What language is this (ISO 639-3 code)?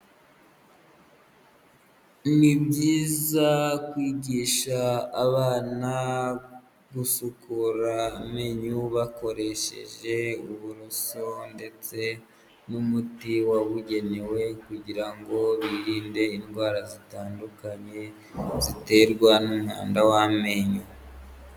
kin